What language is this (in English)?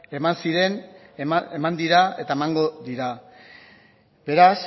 Basque